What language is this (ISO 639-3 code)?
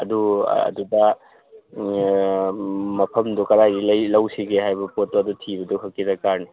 mni